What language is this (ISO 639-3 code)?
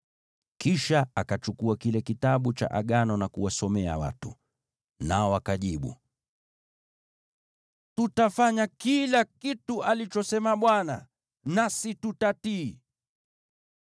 swa